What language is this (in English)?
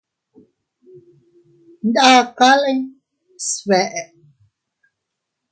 Teutila Cuicatec